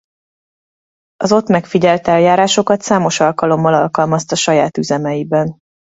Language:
Hungarian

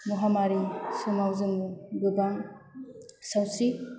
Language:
Bodo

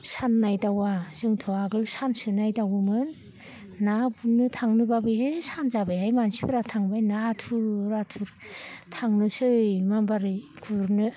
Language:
Bodo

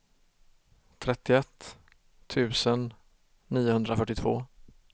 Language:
Swedish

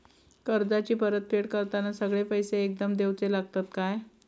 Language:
Marathi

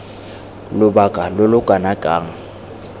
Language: Tswana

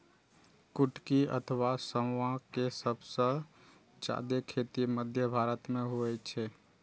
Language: Maithili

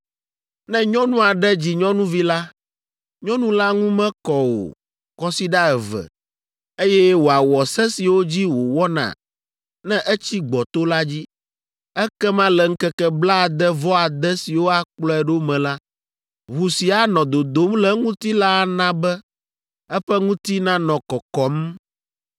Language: Ewe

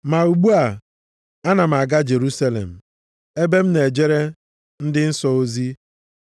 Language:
Igbo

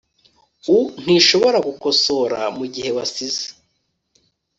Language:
Kinyarwanda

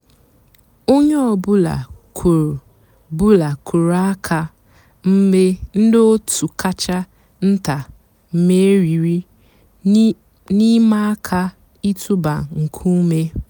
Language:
Igbo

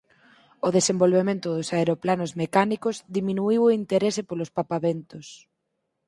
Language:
Galician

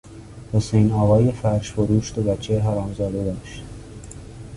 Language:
Persian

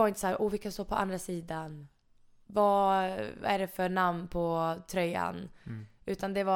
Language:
Swedish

